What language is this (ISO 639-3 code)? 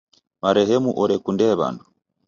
dav